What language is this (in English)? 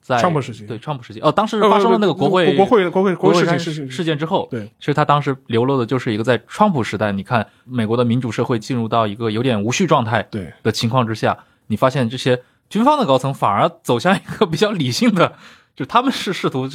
Chinese